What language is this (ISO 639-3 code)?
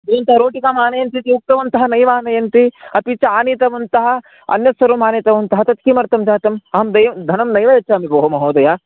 san